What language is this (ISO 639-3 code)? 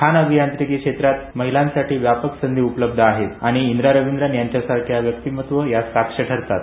mar